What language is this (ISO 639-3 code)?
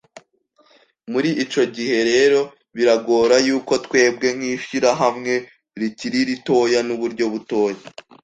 kin